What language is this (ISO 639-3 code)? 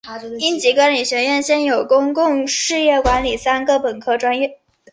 zho